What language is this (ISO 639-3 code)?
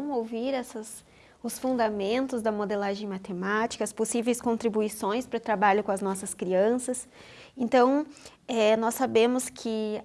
por